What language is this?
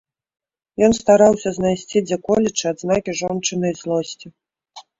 Belarusian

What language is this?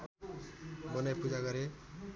Nepali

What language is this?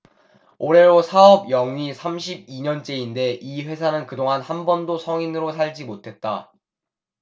Korean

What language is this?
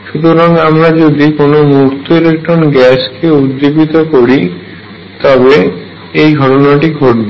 Bangla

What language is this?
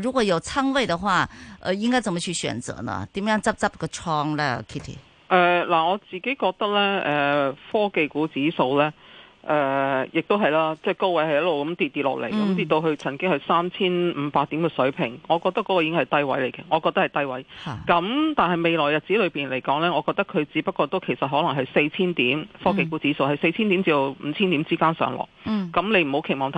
Chinese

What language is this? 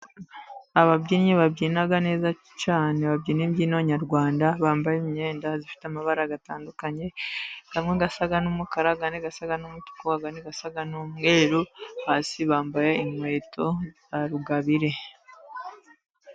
Kinyarwanda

